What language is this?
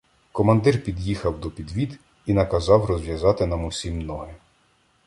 Ukrainian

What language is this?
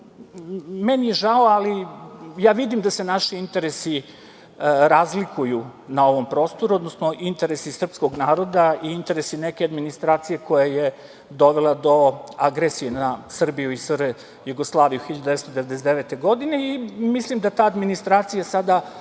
Serbian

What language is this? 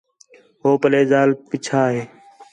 Khetrani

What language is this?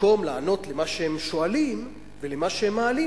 Hebrew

